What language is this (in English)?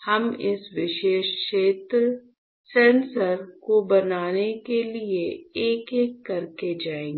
Hindi